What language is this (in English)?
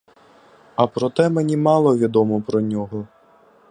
Ukrainian